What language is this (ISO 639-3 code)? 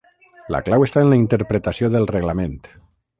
cat